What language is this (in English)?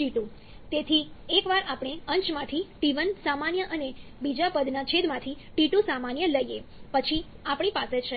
Gujarati